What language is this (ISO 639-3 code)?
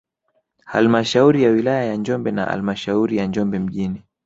swa